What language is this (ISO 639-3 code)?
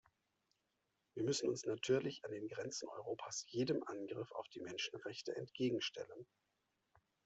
deu